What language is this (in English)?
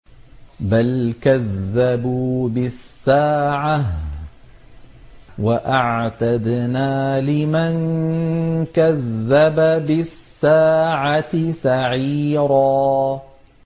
Arabic